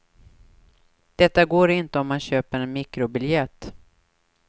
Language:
Swedish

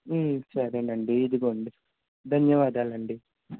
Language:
Telugu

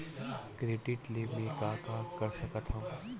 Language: Chhattisgarhi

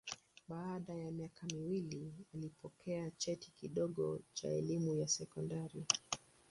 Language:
Swahili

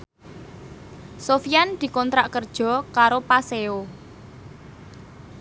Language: Javanese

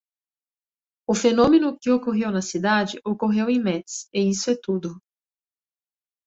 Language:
Portuguese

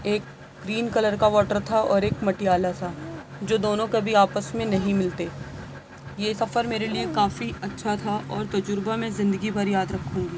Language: Urdu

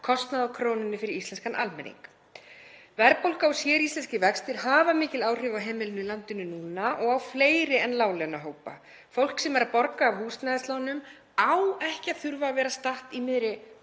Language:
Icelandic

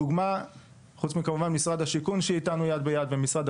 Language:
Hebrew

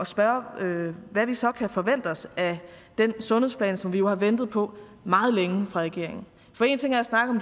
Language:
Danish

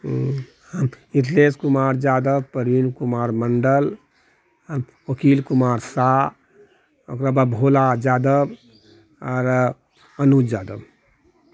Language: Maithili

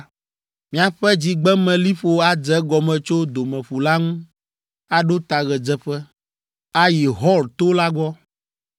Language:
Ewe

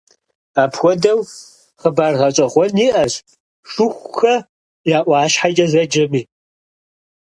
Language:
Kabardian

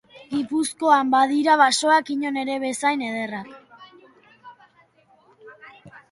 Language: Basque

